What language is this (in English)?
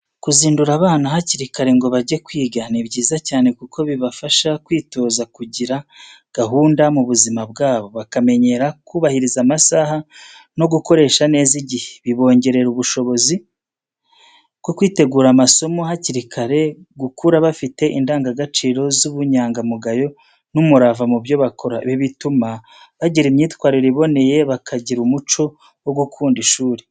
Kinyarwanda